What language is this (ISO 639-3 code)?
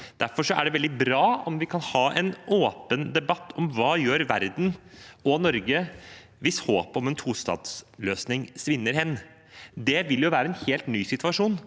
nor